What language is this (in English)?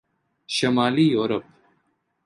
Urdu